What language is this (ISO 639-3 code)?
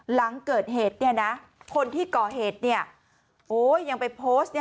tha